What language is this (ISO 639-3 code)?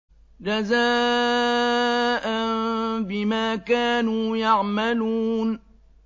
ara